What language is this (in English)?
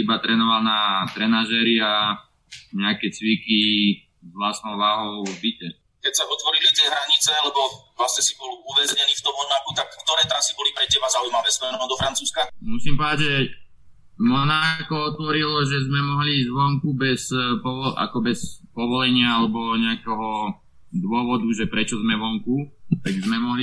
Slovak